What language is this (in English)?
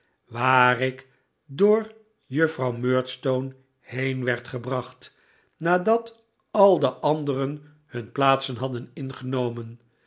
Dutch